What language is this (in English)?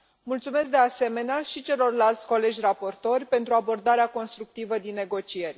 Romanian